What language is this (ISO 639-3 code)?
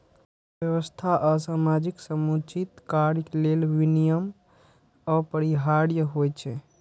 mai